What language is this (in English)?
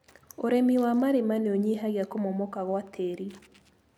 Kikuyu